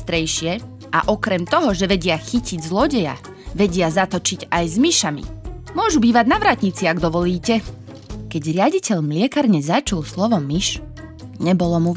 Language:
Slovak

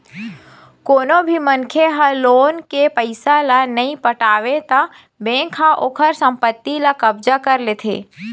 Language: Chhattisgarhi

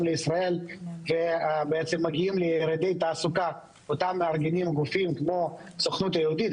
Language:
Hebrew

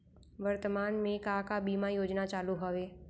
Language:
Chhattisgarhi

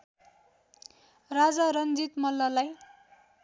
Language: Nepali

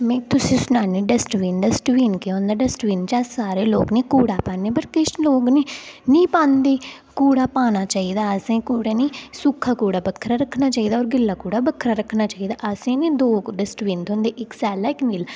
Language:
Dogri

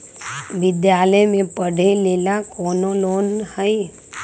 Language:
Magahi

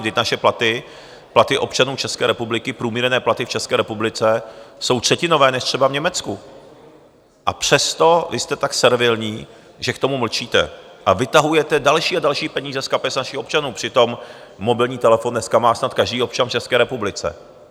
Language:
Czech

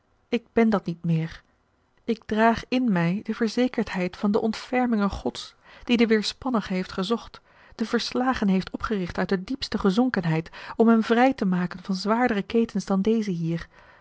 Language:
Dutch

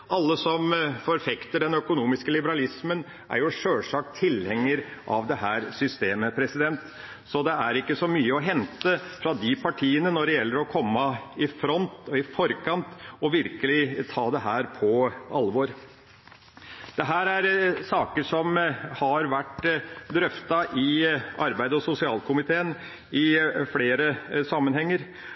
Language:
Norwegian Bokmål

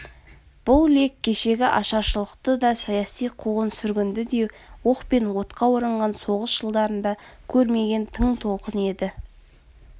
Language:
Kazakh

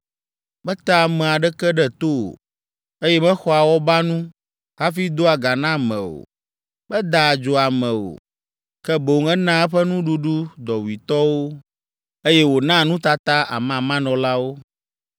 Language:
Ewe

